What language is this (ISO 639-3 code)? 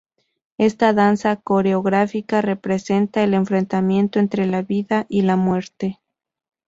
spa